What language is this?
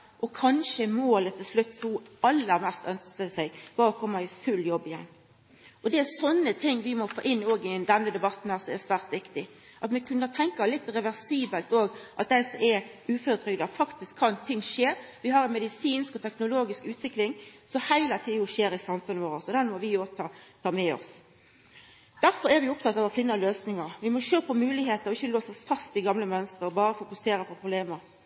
Norwegian Nynorsk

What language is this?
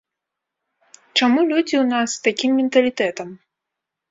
Belarusian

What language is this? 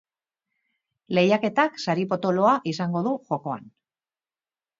Basque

